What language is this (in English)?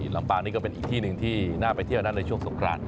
Thai